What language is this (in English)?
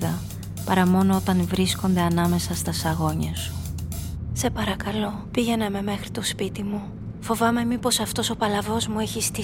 Greek